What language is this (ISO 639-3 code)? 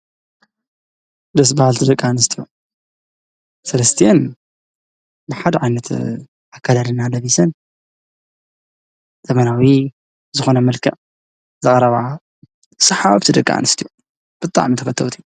tir